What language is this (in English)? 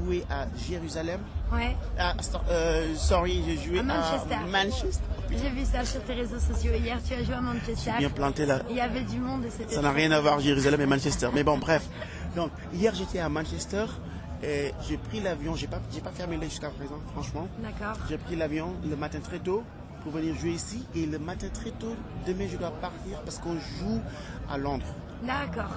French